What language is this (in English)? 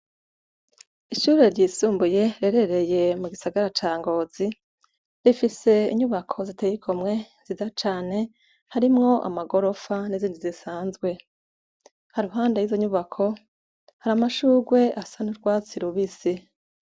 Rundi